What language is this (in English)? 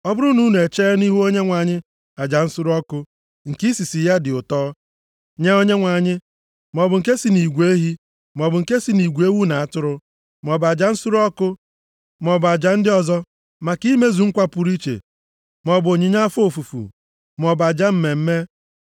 Igbo